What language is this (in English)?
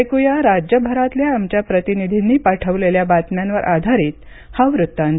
Marathi